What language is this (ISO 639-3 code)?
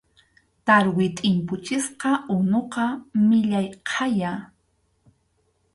qxu